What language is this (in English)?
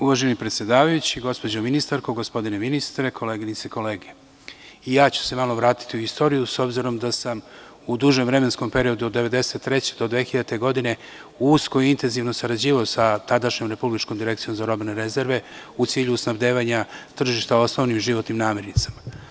Serbian